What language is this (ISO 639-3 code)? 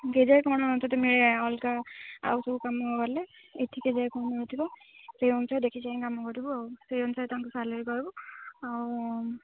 ori